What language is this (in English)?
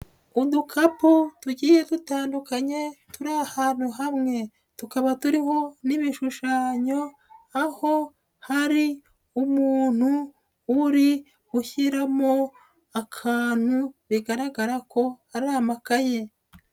Kinyarwanda